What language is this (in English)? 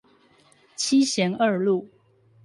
Chinese